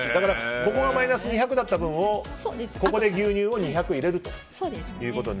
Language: Japanese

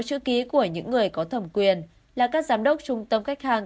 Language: Vietnamese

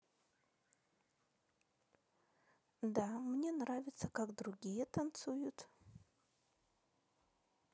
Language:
Russian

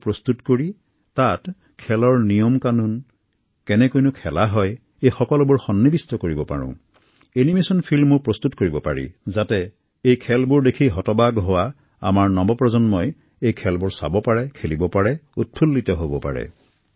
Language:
Assamese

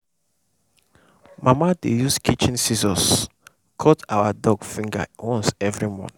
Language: Nigerian Pidgin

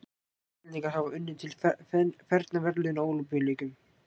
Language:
Icelandic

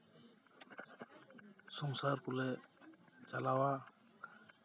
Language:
Santali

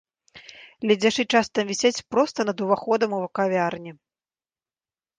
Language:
Belarusian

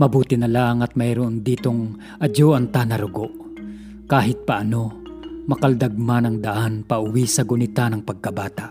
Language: Filipino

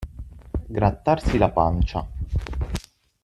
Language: Italian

